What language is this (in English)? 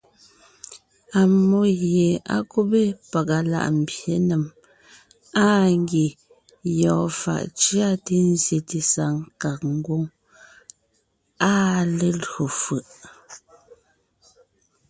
Ngiemboon